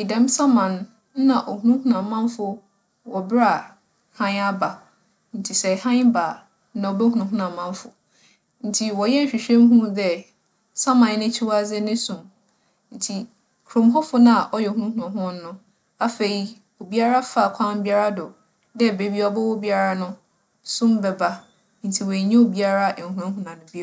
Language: Akan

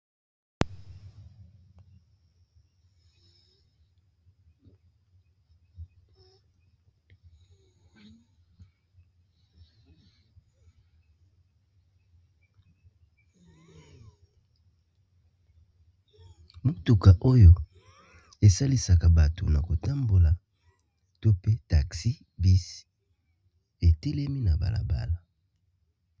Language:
Lingala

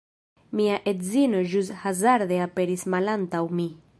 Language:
Esperanto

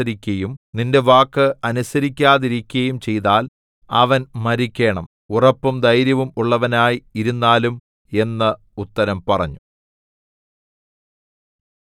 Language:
Malayalam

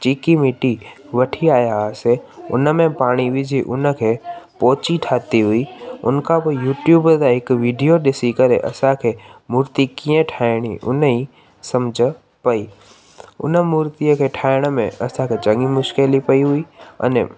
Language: Sindhi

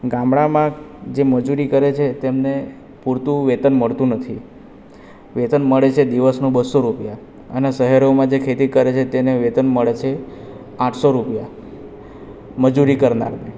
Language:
Gujarati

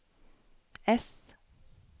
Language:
Norwegian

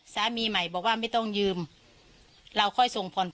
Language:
Thai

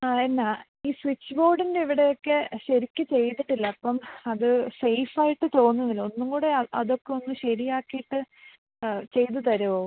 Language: Malayalam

